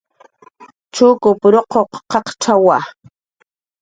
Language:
Jaqaru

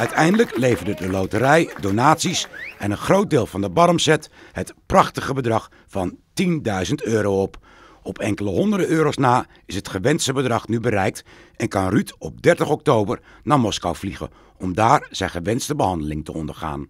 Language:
Dutch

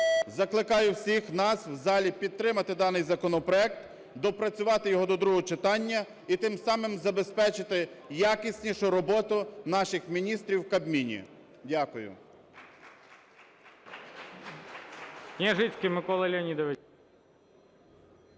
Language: Ukrainian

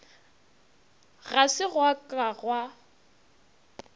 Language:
Northern Sotho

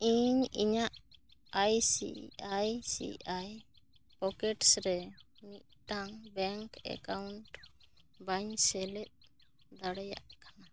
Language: Santali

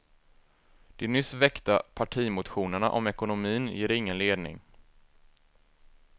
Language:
Swedish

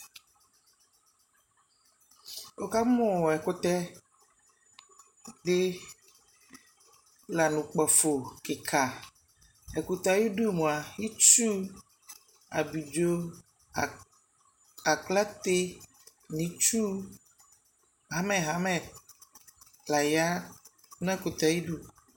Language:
Ikposo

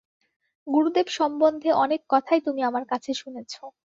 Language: Bangla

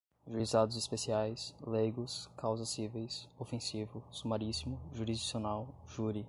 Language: Portuguese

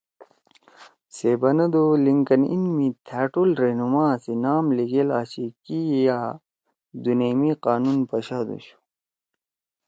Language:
Torwali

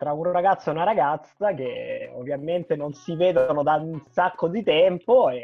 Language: Italian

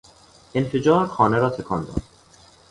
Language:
Persian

